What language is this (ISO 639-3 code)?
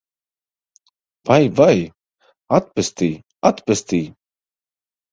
lav